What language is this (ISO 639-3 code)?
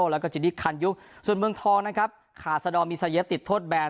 tha